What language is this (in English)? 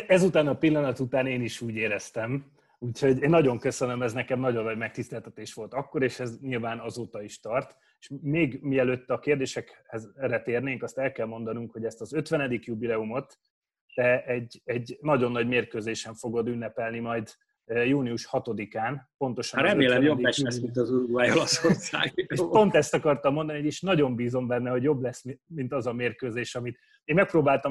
Hungarian